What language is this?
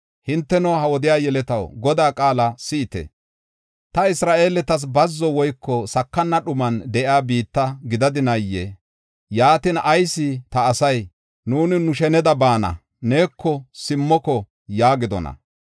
Gofa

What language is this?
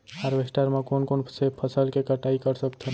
Chhattisgarhi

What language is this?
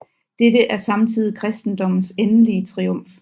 Danish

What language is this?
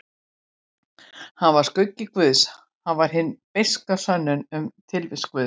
Icelandic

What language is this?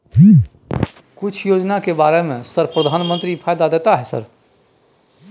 Maithili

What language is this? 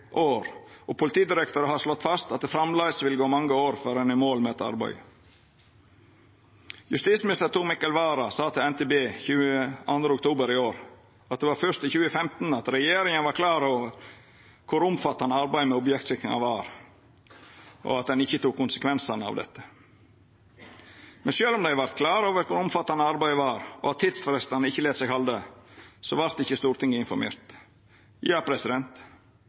Norwegian Nynorsk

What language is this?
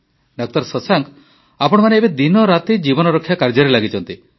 Odia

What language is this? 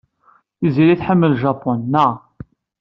Kabyle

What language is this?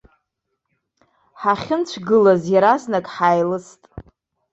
Abkhazian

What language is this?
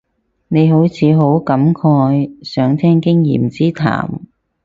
Cantonese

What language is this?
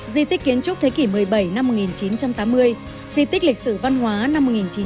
Vietnamese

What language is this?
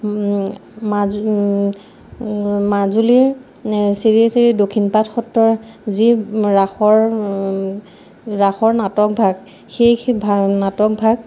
Assamese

